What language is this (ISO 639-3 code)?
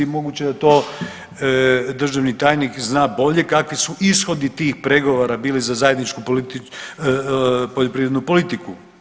hrv